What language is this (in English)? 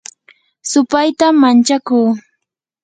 Yanahuanca Pasco Quechua